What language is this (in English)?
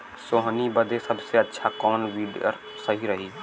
Bhojpuri